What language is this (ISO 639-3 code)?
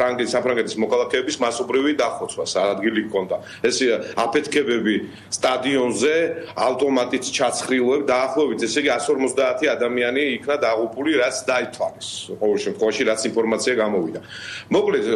ron